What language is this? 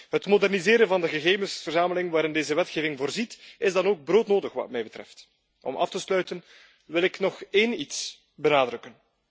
Dutch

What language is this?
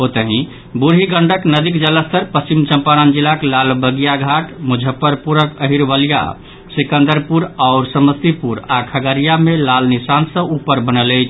Maithili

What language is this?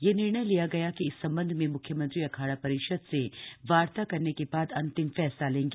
Hindi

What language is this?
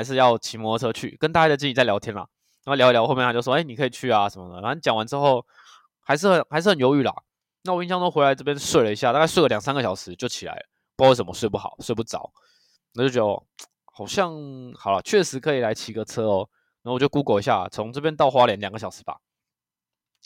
Chinese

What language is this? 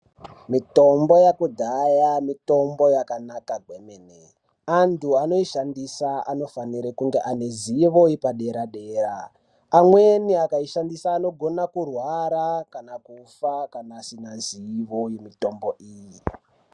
Ndau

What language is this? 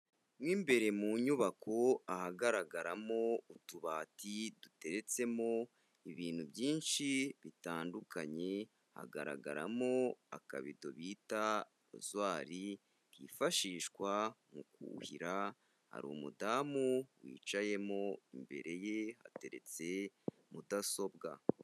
Kinyarwanda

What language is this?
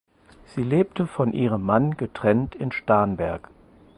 German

